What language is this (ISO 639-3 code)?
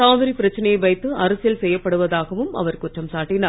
tam